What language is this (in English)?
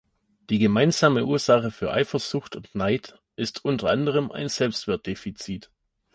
German